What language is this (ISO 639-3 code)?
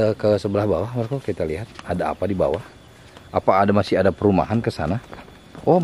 ind